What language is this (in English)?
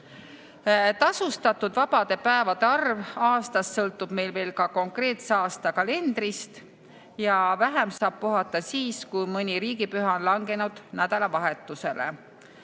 Estonian